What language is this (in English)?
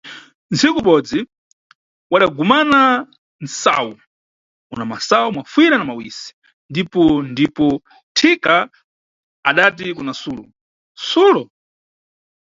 Nyungwe